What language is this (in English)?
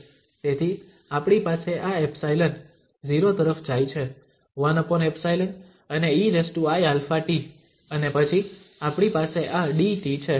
Gujarati